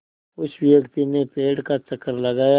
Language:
Hindi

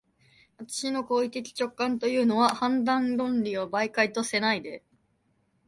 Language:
Japanese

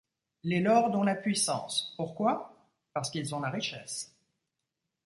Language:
French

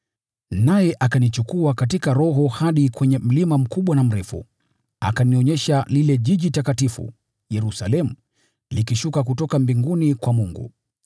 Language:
Swahili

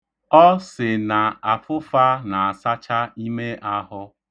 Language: Igbo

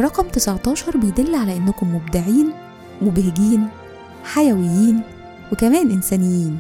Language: Arabic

